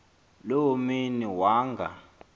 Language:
Xhosa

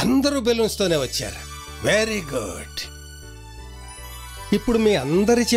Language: Hindi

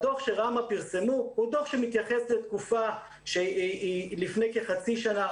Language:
Hebrew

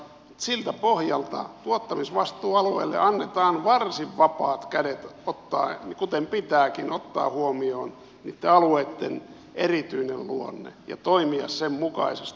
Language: Finnish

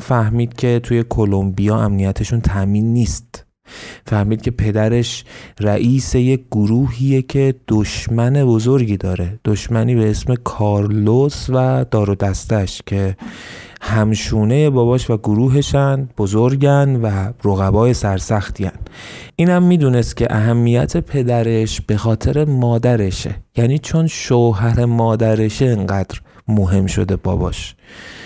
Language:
Persian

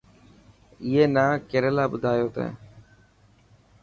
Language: Dhatki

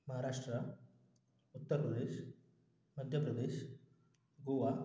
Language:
Marathi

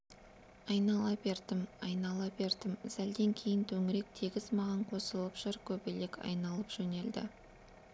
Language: Kazakh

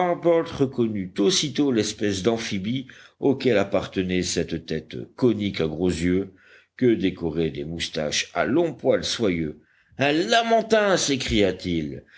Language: French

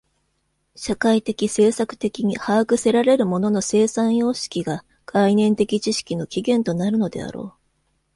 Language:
Japanese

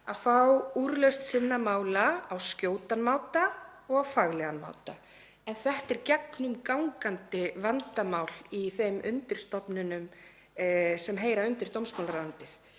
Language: Icelandic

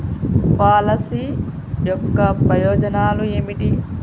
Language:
Telugu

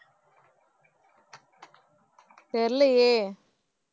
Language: Tamil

